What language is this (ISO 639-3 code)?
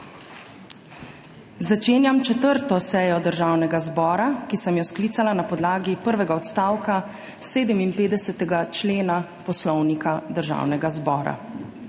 slv